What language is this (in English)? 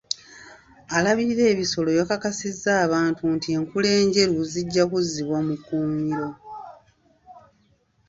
Ganda